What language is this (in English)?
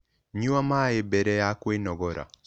Kikuyu